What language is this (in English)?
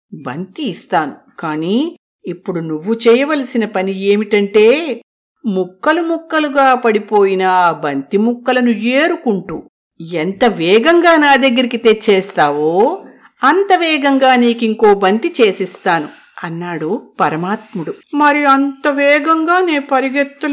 Telugu